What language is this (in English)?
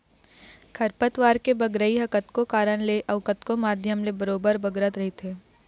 Chhattisgarhi